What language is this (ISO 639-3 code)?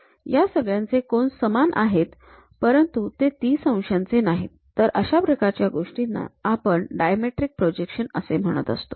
mar